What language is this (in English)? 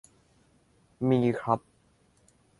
Thai